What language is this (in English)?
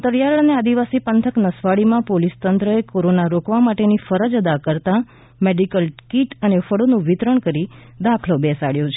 Gujarati